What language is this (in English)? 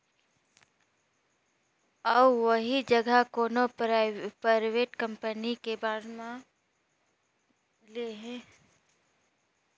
Chhattisgarhi